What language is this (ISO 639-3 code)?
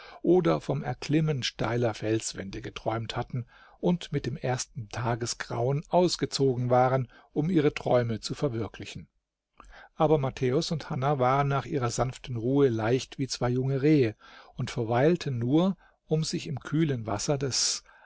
deu